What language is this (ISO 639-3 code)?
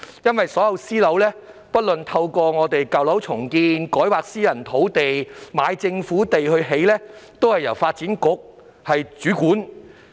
yue